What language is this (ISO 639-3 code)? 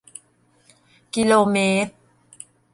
tha